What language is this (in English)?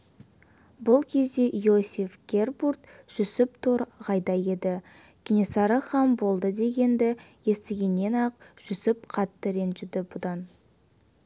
Kazakh